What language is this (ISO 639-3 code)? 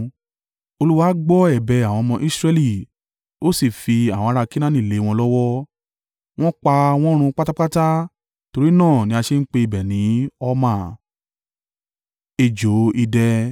yor